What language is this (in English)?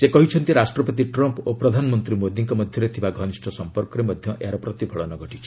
Odia